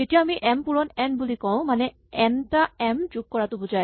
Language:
Assamese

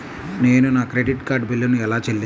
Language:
Telugu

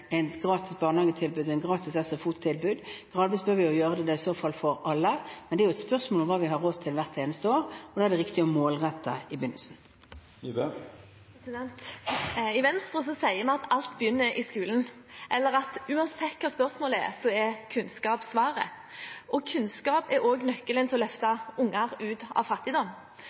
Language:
Norwegian Bokmål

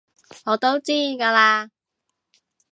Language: Cantonese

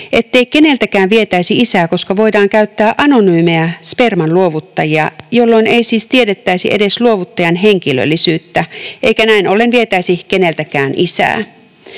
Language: Finnish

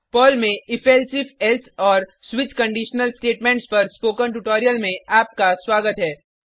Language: Hindi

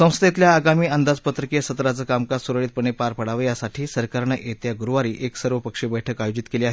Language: Marathi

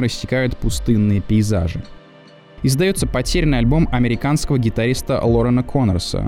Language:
Russian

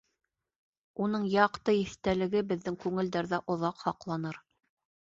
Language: Bashkir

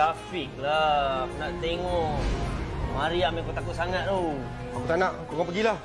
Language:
Malay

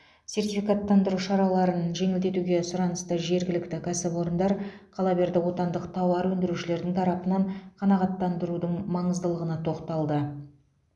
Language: Kazakh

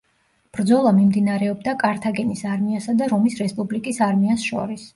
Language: Georgian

